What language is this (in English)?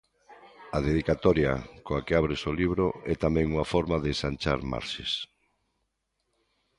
Galician